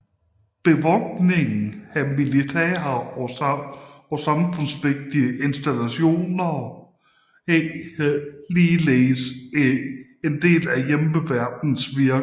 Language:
Danish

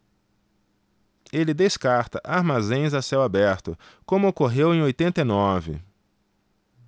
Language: Portuguese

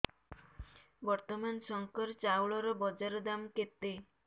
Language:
Odia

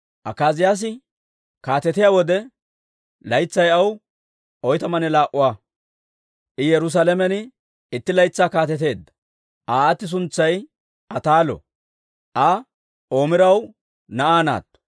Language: Dawro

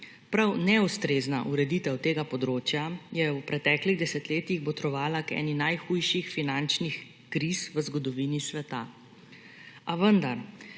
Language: Slovenian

